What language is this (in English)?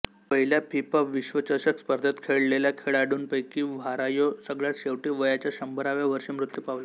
Marathi